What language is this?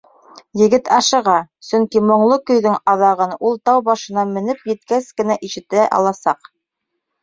Bashkir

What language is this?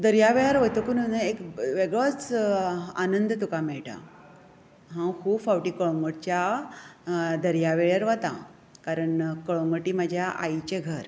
Konkani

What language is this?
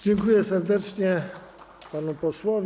Polish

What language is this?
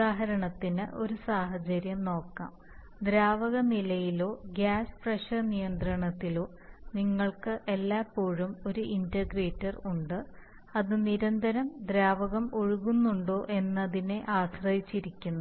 Malayalam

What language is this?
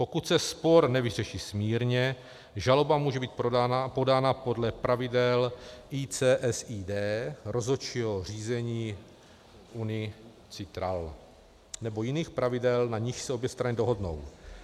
Czech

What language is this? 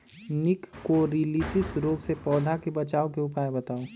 Magahi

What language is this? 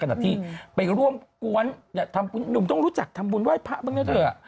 Thai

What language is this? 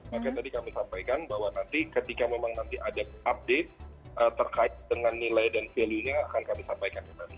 Indonesian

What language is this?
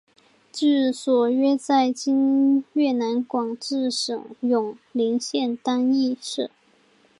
Chinese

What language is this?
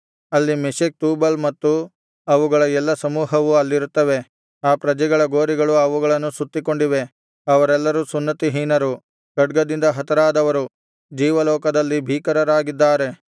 Kannada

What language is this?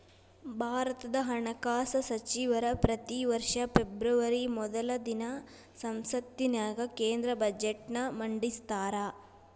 Kannada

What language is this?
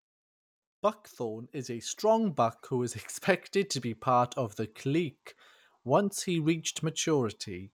English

